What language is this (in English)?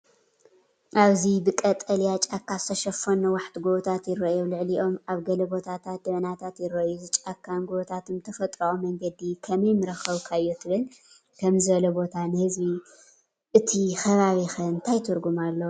Tigrinya